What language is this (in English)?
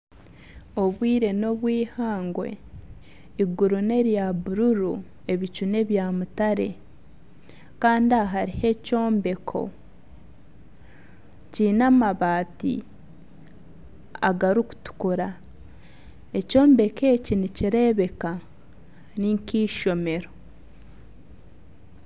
Nyankole